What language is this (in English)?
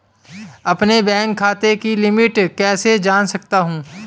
Hindi